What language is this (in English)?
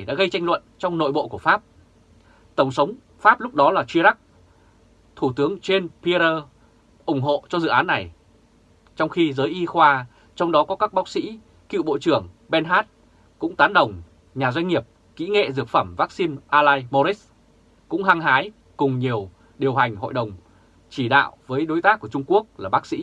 Vietnamese